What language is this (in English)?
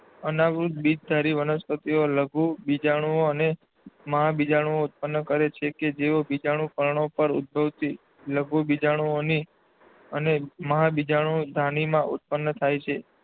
Gujarati